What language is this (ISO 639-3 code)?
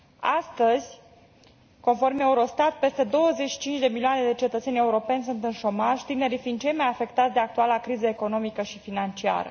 ron